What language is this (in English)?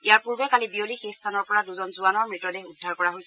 Assamese